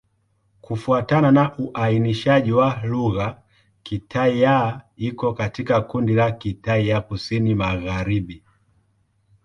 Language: Swahili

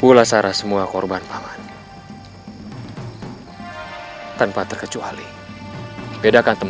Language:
Indonesian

